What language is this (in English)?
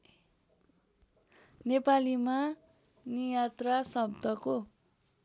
Nepali